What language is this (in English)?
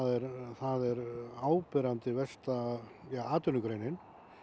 Icelandic